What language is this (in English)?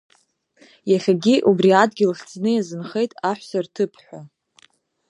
Abkhazian